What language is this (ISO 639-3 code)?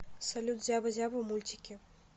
rus